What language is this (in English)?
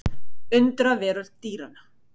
Icelandic